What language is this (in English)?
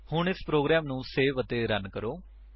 Punjabi